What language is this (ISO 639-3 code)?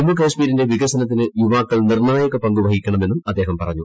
mal